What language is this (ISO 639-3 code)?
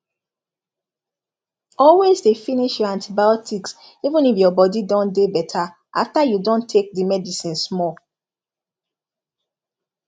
pcm